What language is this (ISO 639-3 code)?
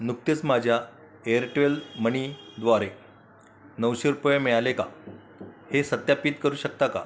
mar